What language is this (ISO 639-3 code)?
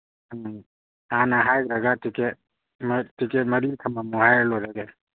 mni